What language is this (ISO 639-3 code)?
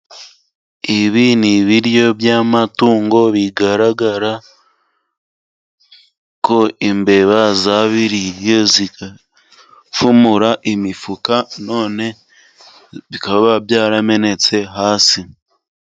kin